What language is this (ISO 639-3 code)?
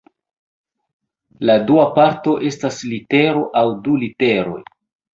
epo